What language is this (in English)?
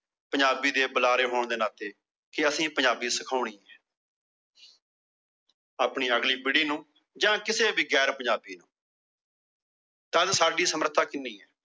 Punjabi